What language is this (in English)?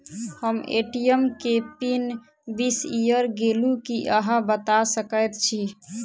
Maithili